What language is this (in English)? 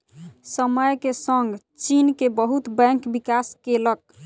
Maithili